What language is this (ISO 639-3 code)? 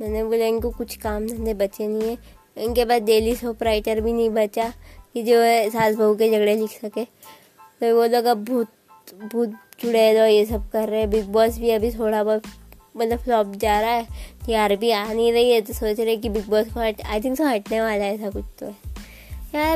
hin